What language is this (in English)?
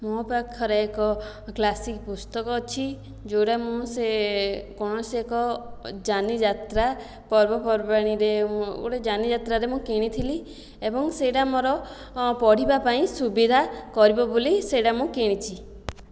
Odia